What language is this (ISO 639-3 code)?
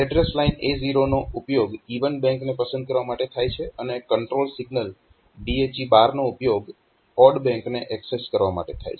guj